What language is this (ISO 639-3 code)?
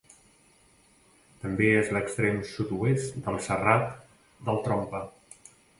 cat